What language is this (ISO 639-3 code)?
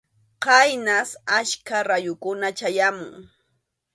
qxu